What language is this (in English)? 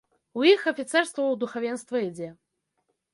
Belarusian